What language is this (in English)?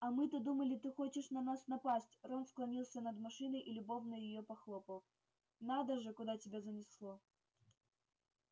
Russian